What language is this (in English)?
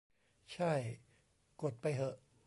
Thai